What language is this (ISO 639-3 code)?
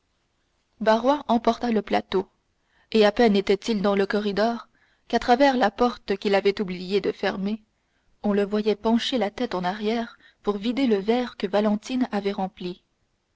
fra